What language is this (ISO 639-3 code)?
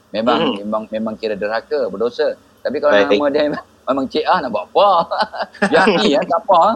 msa